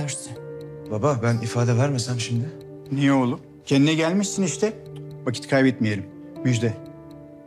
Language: Turkish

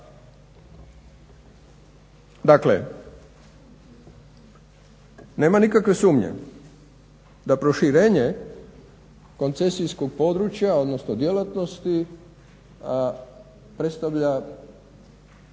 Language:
Croatian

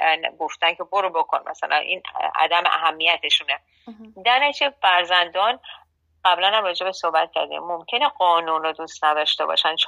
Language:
Persian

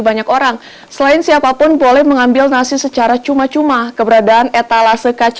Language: Indonesian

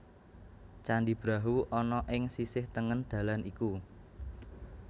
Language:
Javanese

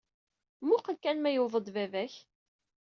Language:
Kabyle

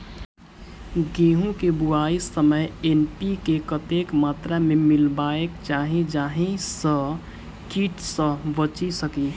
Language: Maithili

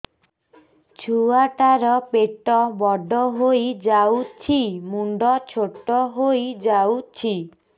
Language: Odia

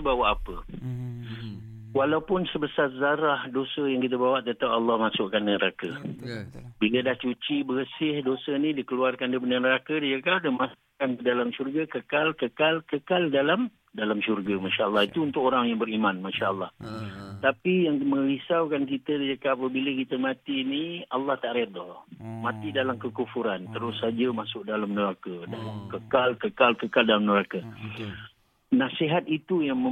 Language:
Malay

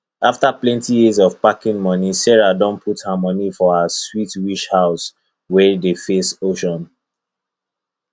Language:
Nigerian Pidgin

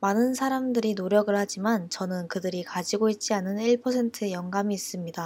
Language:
Korean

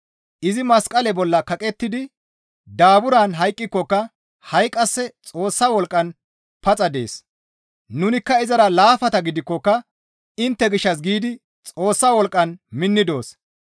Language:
Gamo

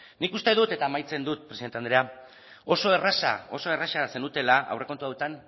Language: Basque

